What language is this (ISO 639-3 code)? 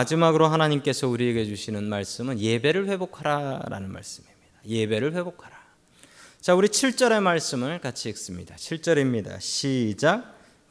kor